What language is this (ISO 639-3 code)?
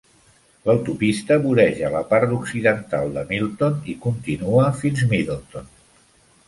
cat